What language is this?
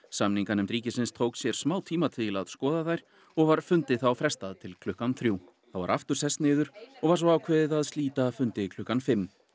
Icelandic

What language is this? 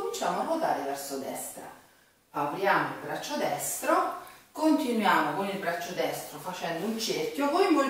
Italian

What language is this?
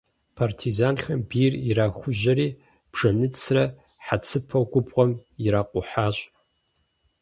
Kabardian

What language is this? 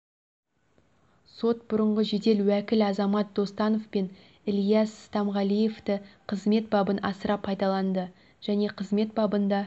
Kazakh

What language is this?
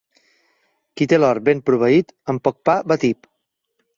Catalan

